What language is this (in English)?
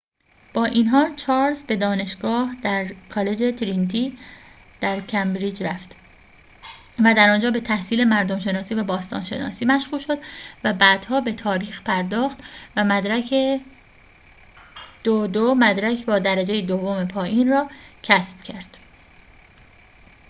Persian